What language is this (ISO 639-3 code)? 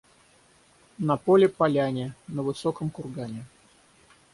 rus